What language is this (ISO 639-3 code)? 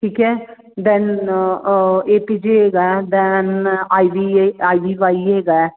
pan